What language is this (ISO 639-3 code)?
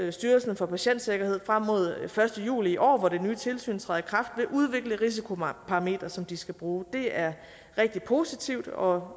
dan